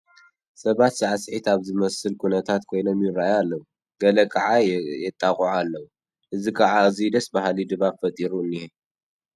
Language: Tigrinya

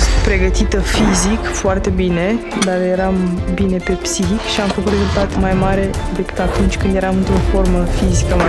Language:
Romanian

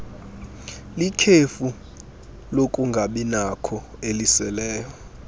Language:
Xhosa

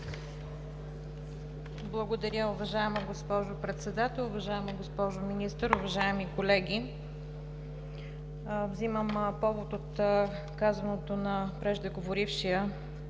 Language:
Bulgarian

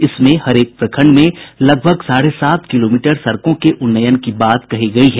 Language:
Hindi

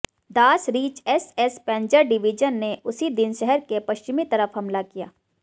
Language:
Hindi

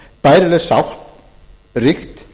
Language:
Icelandic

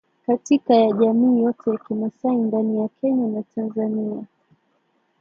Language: Swahili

